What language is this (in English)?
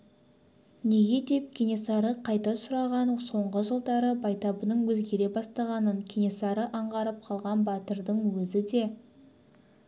Kazakh